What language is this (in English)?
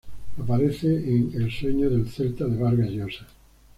Spanish